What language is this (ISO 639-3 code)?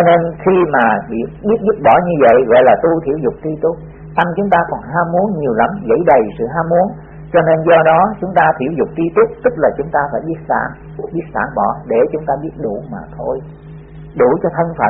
vie